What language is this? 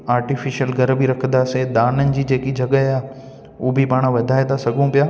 Sindhi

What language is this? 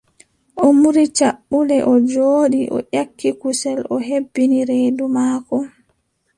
Adamawa Fulfulde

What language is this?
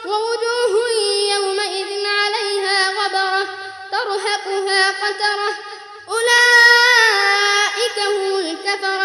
Arabic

